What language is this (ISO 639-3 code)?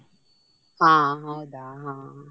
kan